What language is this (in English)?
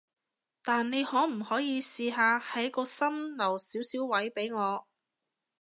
Cantonese